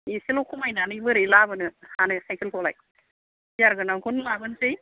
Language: Bodo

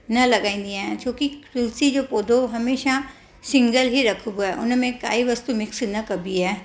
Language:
Sindhi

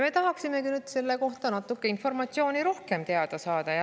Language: Estonian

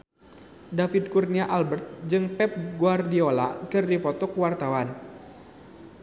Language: Sundanese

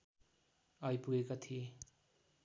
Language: Nepali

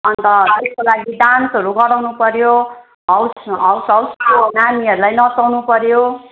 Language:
Nepali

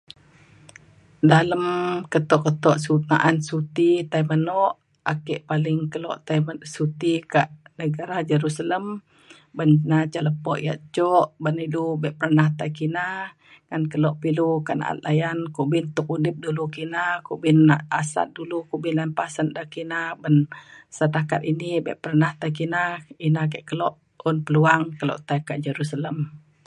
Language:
Mainstream Kenyah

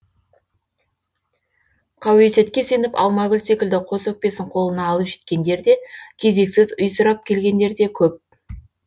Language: Kazakh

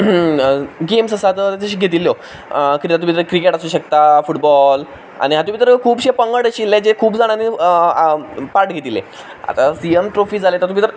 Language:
Konkani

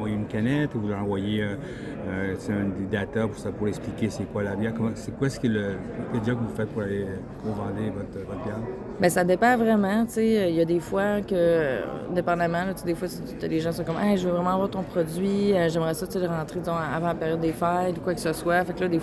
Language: French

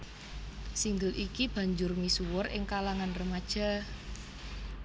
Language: Javanese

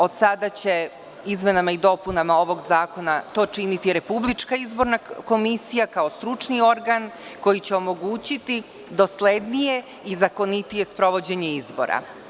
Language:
Serbian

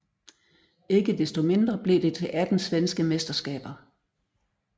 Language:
Danish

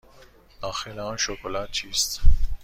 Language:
Persian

